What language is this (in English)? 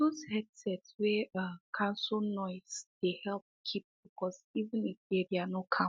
Nigerian Pidgin